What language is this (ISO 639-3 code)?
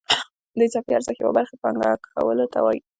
pus